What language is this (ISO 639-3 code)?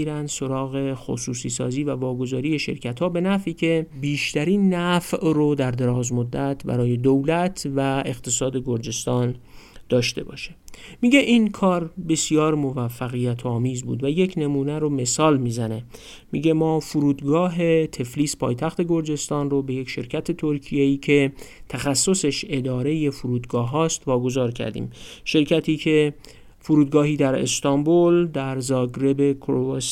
fas